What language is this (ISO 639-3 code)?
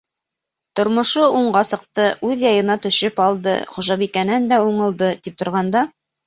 bak